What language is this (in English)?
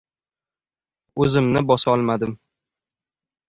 Uzbek